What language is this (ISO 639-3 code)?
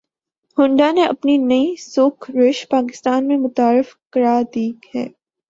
urd